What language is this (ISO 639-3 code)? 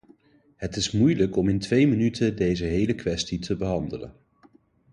nld